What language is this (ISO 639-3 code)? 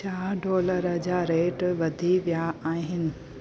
snd